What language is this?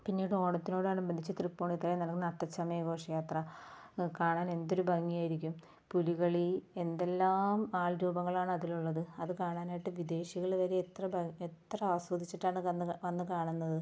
Malayalam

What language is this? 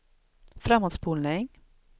Swedish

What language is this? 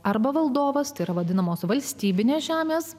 Lithuanian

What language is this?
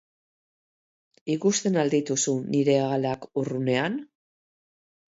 Basque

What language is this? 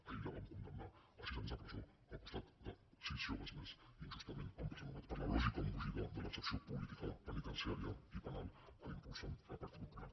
Catalan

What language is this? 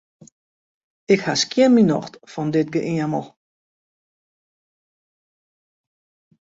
Western Frisian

